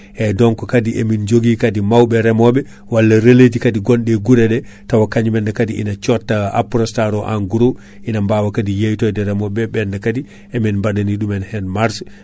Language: Fula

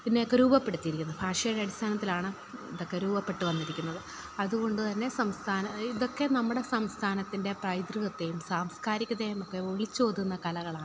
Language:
Malayalam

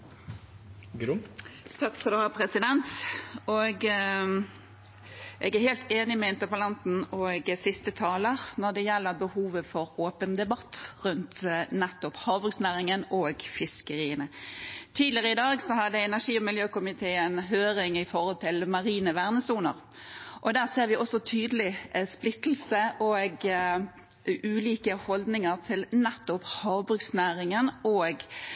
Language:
Norwegian Bokmål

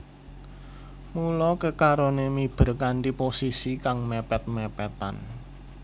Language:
Javanese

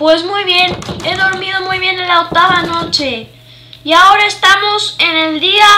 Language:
Spanish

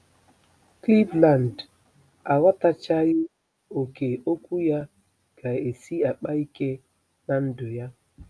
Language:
Igbo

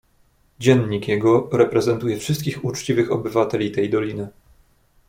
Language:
Polish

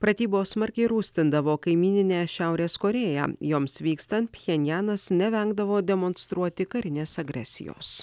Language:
Lithuanian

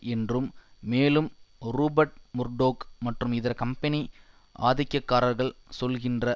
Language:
Tamil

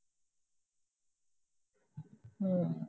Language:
Punjabi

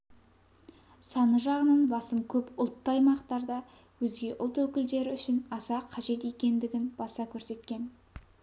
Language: Kazakh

